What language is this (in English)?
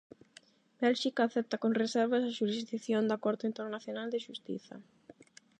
Galician